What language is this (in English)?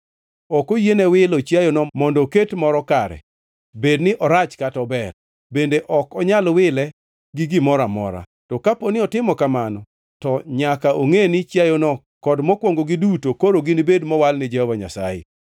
Luo (Kenya and Tanzania)